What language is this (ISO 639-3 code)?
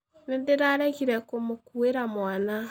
kik